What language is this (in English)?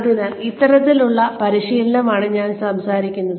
Malayalam